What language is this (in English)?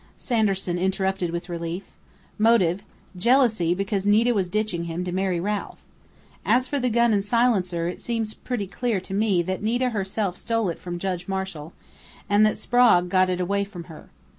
English